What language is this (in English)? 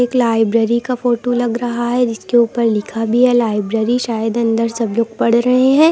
Hindi